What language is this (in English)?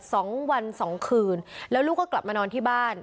Thai